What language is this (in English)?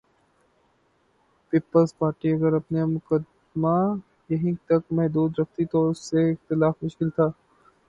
Urdu